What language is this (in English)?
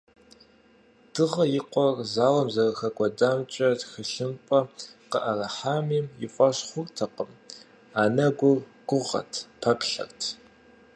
Kabardian